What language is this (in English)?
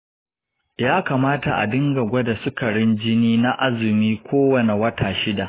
Hausa